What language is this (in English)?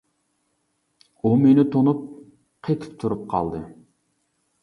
Uyghur